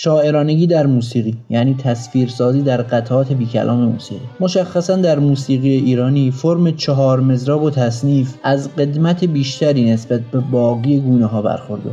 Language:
Persian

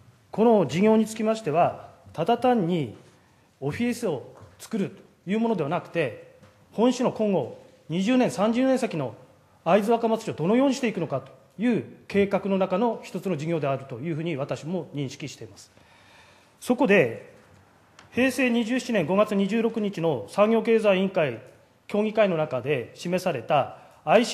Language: Japanese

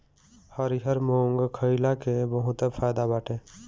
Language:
Bhojpuri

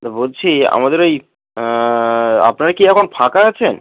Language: Bangla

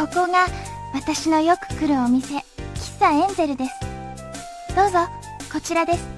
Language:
Japanese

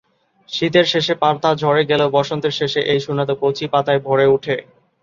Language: Bangla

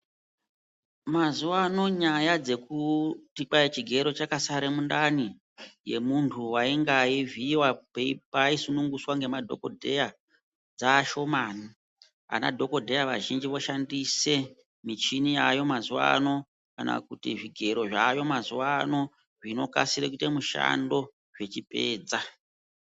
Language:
Ndau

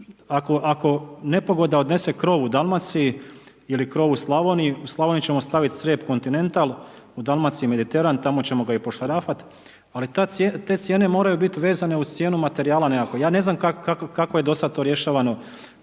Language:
Croatian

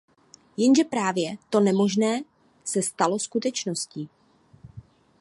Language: Czech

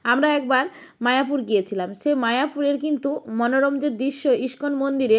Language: Bangla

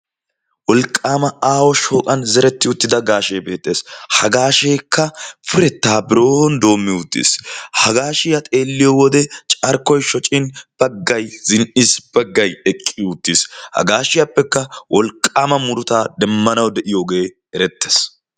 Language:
Wolaytta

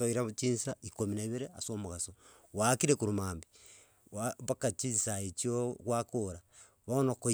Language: Gusii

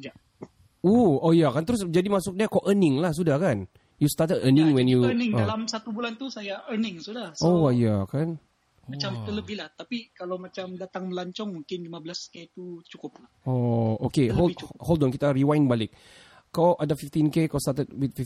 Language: Malay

